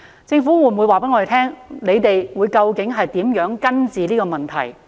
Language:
Cantonese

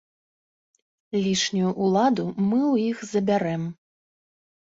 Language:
Belarusian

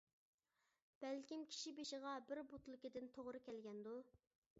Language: Uyghur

